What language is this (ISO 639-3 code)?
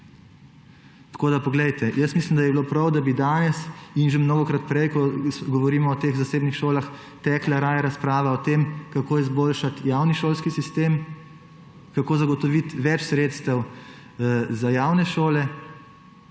slv